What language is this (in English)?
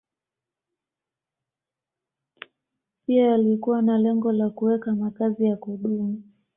Swahili